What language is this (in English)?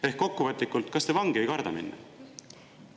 Estonian